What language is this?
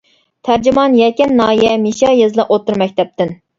Uyghur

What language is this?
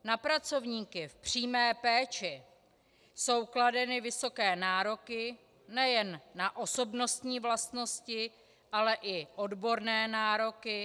Czech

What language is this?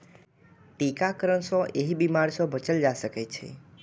Maithili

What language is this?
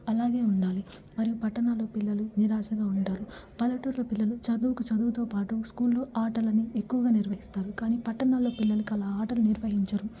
Telugu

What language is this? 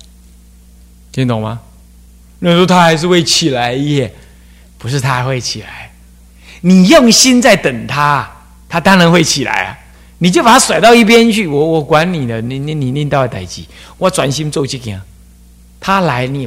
Chinese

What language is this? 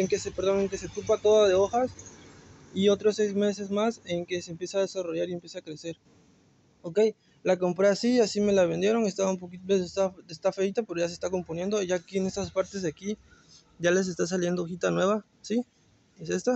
Spanish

